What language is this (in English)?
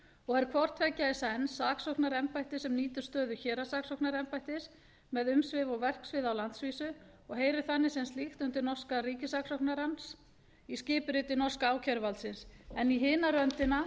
Icelandic